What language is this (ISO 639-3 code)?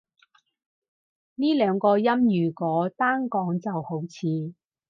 yue